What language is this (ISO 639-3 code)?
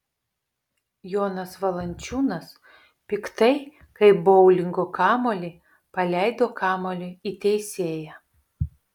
lit